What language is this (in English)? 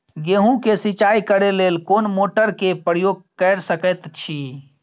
Maithili